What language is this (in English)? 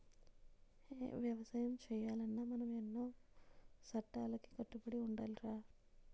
Telugu